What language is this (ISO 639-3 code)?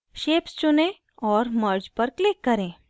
hin